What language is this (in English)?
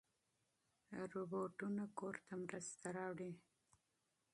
Pashto